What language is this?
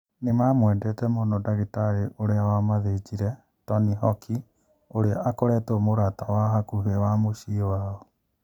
Kikuyu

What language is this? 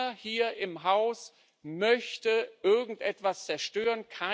German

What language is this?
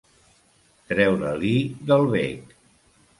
Catalan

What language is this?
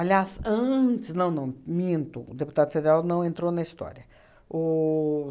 Portuguese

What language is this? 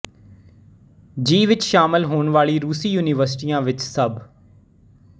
Punjabi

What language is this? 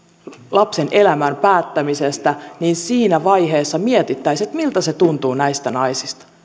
Finnish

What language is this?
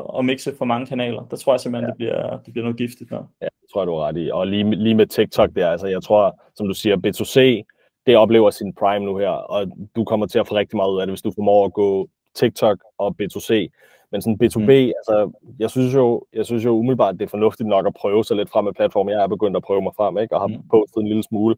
Danish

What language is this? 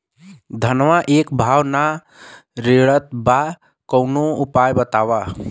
Bhojpuri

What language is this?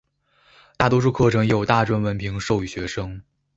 Chinese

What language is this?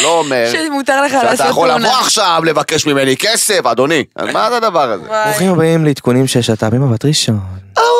Hebrew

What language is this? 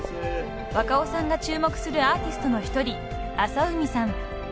Japanese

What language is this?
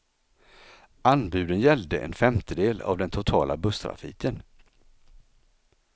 Swedish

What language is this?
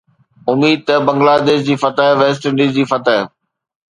Sindhi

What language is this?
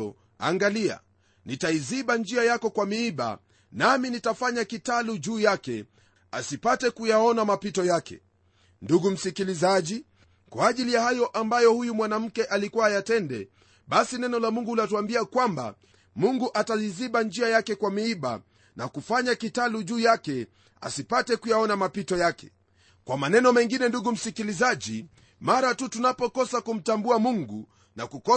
Swahili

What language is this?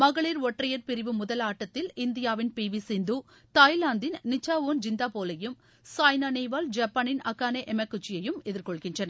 Tamil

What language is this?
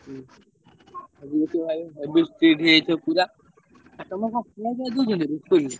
Odia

